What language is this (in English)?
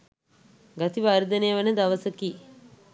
Sinhala